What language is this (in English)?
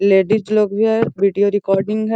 Magahi